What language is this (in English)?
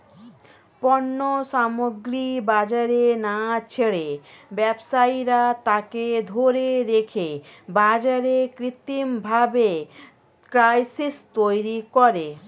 Bangla